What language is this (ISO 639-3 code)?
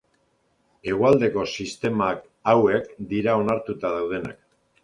eus